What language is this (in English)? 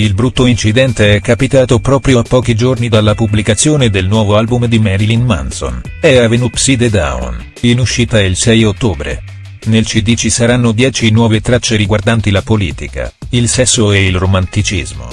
Italian